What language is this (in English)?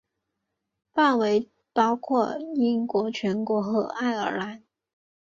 Chinese